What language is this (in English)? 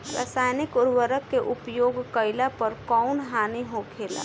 Bhojpuri